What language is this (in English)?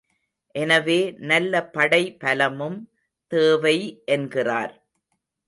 Tamil